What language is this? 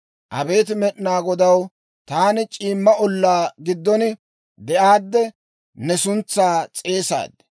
Dawro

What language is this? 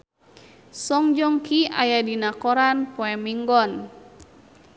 Sundanese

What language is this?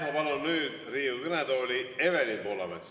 Estonian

